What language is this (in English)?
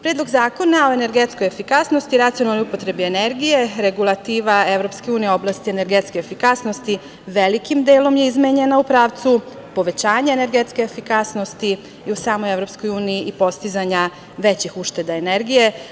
Serbian